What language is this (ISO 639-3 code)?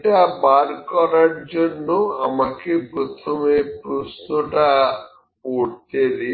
ben